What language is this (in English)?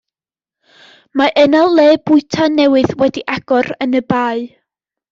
Welsh